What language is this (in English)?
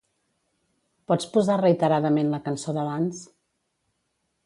Catalan